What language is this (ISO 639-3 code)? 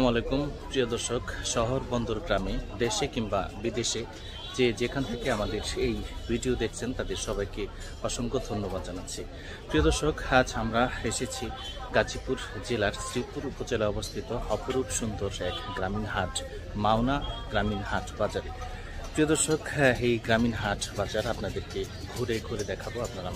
ara